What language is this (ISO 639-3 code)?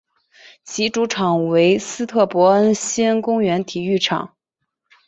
zho